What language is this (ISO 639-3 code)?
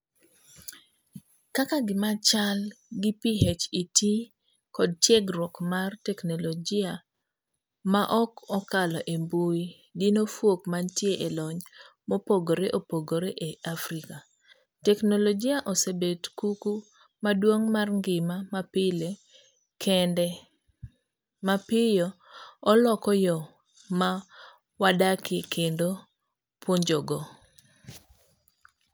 luo